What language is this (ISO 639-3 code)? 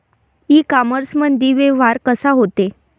mar